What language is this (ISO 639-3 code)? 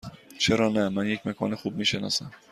fas